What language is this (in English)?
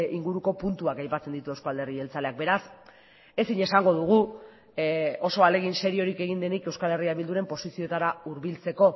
Basque